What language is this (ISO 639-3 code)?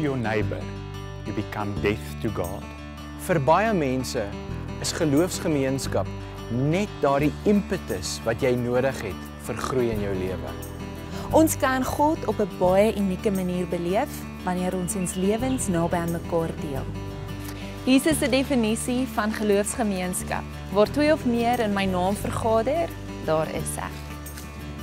nld